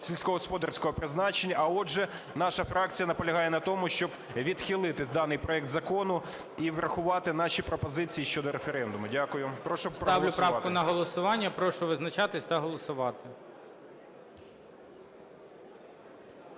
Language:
Ukrainian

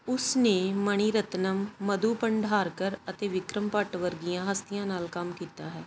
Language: Punjabi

